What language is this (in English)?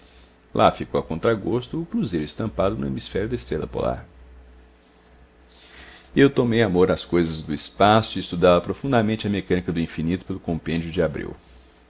Portuguese